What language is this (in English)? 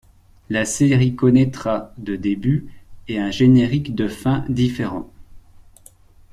French